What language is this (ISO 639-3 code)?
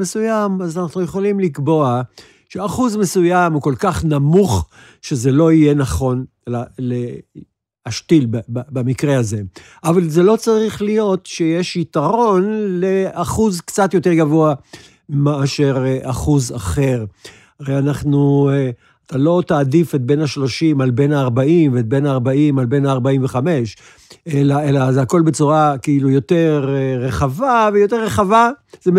heb